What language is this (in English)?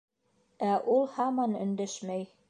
Bashkir